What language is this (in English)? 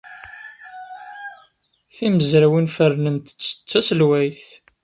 Kabyle